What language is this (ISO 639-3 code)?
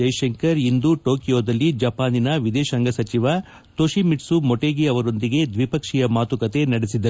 kan